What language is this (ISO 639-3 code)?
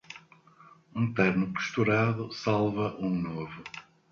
por